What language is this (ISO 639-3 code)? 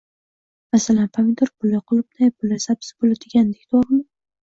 uzb